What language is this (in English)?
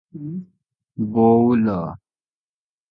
Odia